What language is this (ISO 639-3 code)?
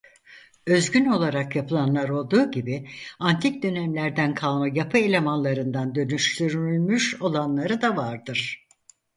tur